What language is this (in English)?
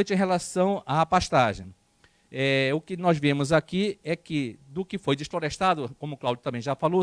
Portuguese